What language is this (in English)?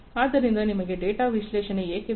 Kannada